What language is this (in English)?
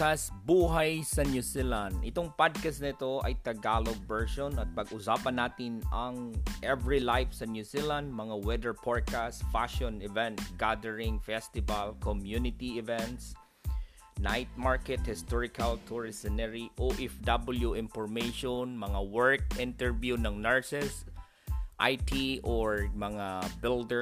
Filipino